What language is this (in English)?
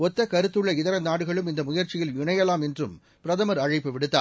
Tamil